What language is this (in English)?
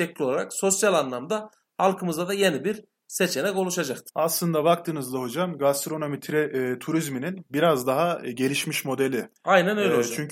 Turkish